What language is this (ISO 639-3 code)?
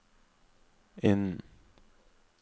nor